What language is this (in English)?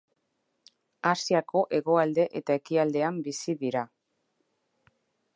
Basque